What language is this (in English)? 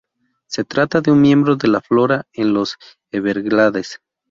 Spanish